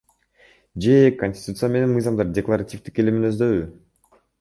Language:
Kyrgyz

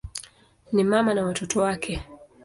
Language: Swahili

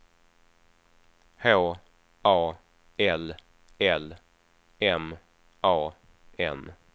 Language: Swedish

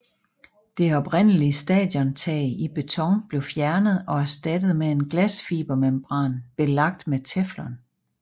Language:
Danish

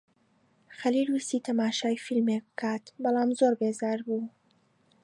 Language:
Central Kurdish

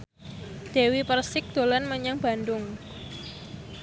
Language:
Javanese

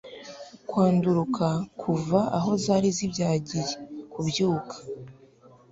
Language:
Kinyarwanda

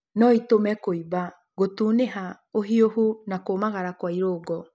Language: Kikuyu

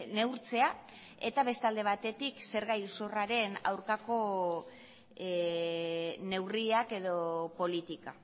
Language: Basque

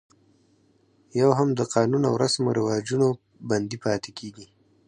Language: Pashto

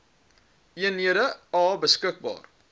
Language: Afrikaans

